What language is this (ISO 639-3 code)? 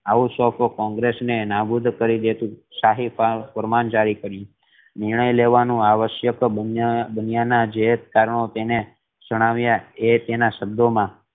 guj